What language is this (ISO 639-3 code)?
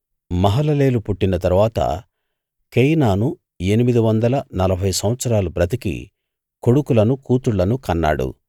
tel